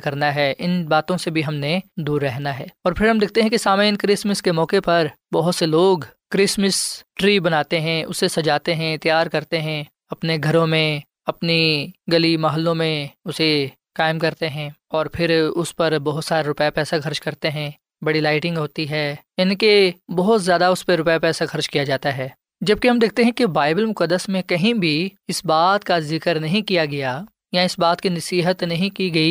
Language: Urdu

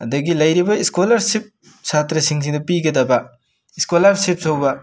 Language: Manipuri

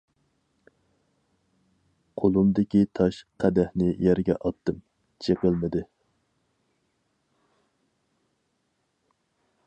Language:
Uyghur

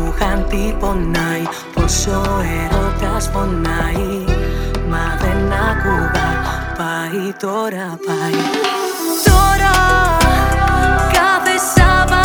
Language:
Greek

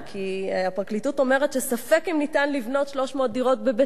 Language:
Hebrew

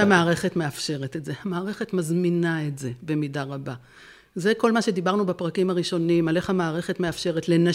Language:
Hebrew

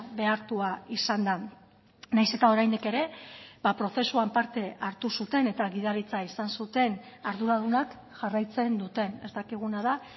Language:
Basque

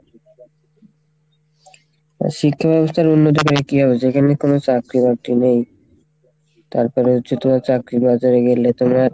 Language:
Bangla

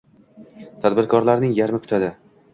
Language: Uzbek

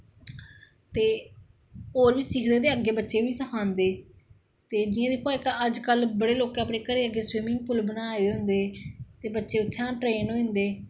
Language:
Dogri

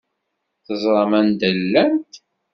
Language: Kabyle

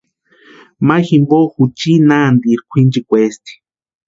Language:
Western Highland Purepecha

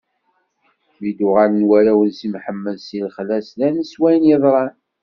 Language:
Kabyle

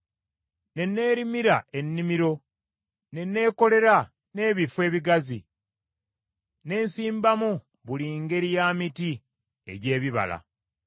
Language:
Ganda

